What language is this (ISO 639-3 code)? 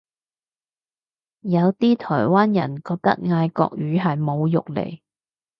yue